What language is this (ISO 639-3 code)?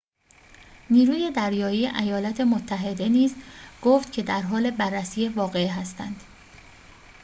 fas